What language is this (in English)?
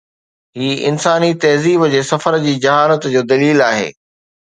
Sindhi